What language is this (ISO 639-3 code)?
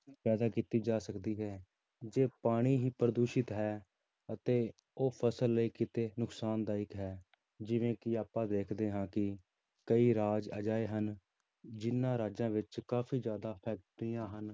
pan